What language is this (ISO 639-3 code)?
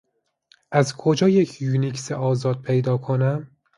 fas